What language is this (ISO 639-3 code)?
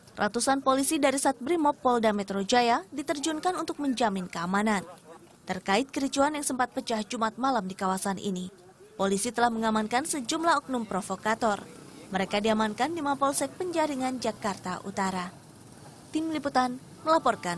ind